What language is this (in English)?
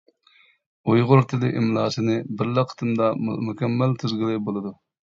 Uyghur